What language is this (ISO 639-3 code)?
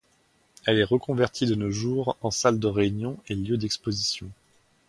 fra